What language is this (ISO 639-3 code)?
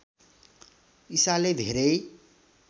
nep